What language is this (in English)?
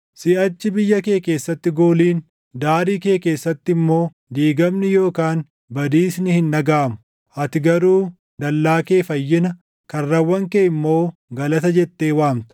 Oromo